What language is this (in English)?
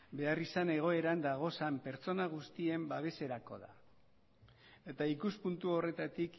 Basque